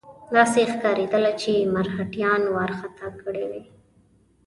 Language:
Pashto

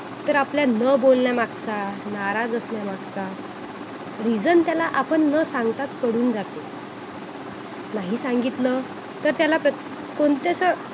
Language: Marathi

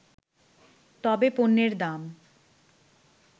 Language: Bangla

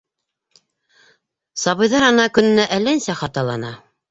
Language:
Bashkir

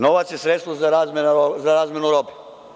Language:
Serbian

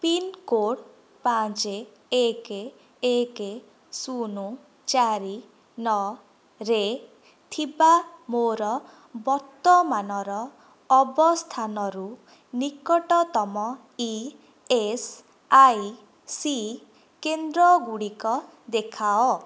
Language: Odia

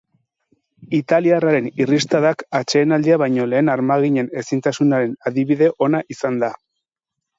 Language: Basque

